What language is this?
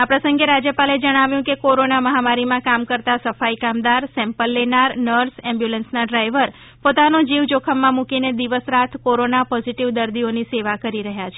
Gujarati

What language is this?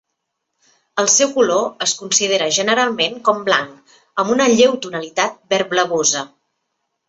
Catalan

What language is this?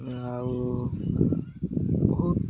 Odia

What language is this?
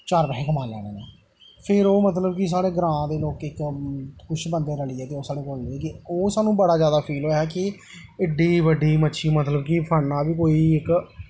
Dogri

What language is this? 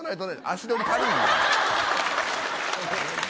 Japanese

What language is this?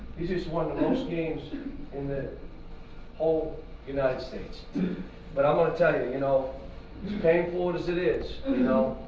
English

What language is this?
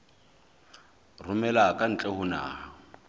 Southern Sotho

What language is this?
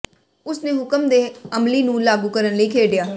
Punjabi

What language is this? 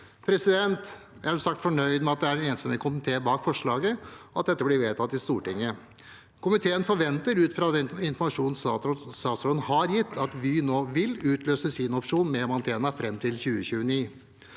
Norwegian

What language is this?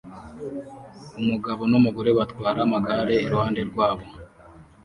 Kinyarwanda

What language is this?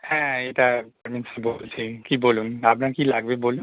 Bangla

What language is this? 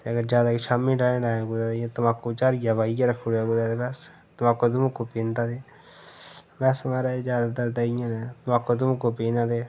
Dogri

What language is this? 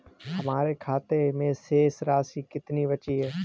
Hindi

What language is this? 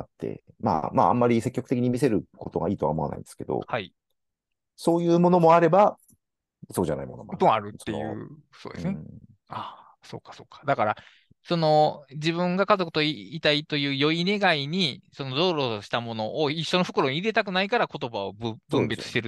Japanese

